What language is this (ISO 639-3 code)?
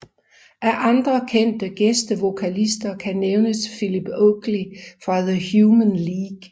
dan